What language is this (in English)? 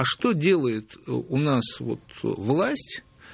Russian